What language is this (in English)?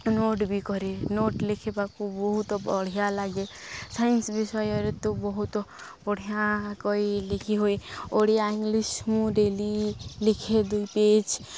Odia